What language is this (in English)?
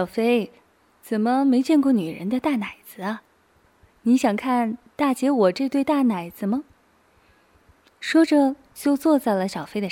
Chinese